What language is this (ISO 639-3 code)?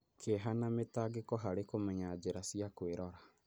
kik